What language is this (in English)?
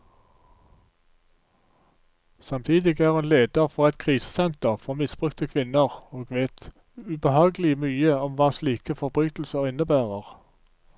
Norwegian